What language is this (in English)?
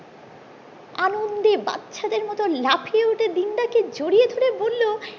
Bangla